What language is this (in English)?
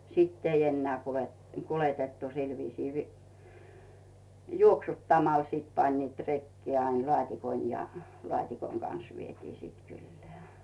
Finnish